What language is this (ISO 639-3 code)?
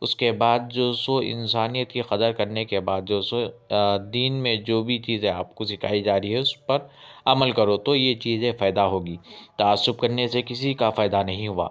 urd